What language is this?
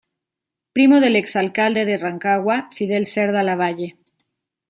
Spanish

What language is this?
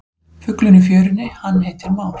Icelandic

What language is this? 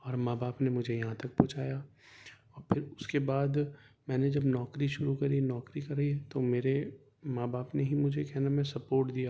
Urdu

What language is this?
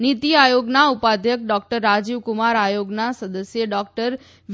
Gujarati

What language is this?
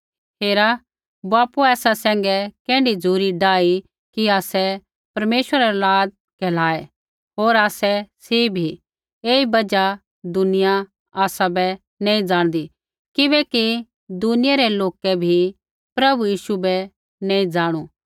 Kullu Pahari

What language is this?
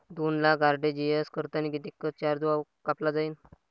Marathi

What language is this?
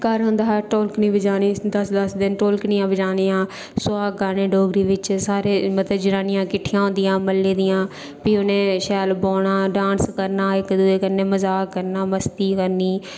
Dogri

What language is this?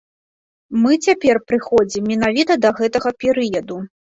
Belarusian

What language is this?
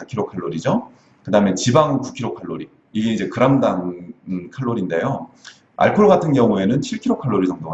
Korean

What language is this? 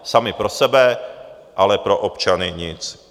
Czech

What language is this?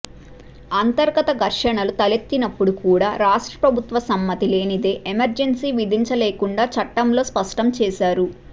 Telugu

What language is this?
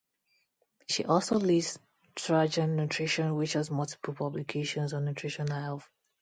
English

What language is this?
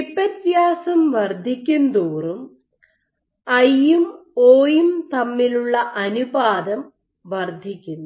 Malayalam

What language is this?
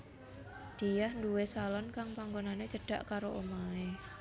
Javanese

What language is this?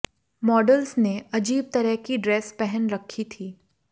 Hindi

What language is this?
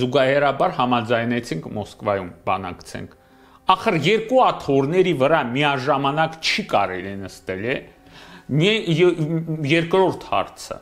Romanian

